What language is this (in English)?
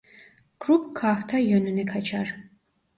Turkish